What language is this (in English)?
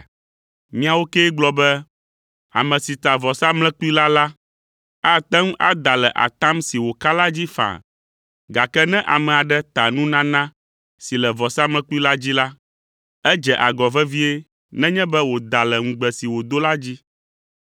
Ewe